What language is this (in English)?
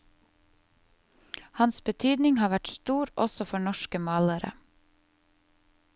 Norwegian